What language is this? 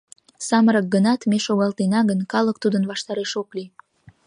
Mari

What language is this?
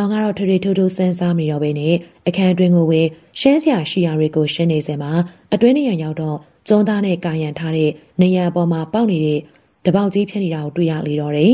Thai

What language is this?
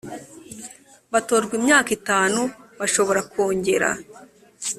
Kinyarwanda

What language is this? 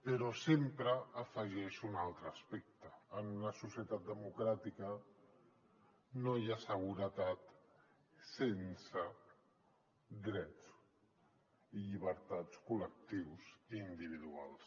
Catalan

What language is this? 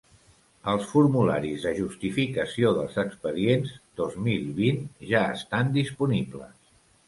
Catalan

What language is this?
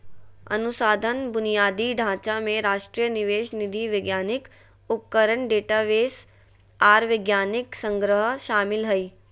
Magahi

